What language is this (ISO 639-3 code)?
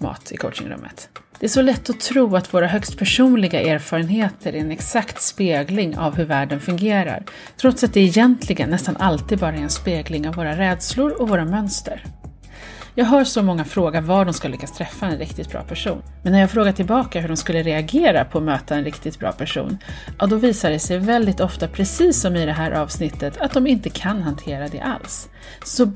swe